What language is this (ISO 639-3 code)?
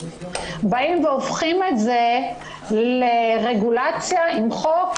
heb